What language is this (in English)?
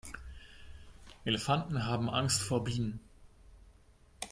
German